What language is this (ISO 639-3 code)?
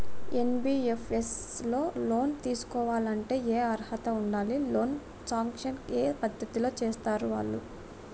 tel